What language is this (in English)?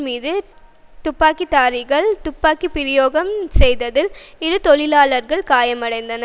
Tamil